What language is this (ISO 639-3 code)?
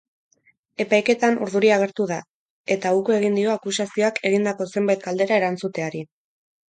eus